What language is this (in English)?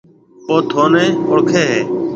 Marwari (Pakistan)